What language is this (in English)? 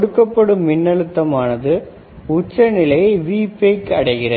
Tamil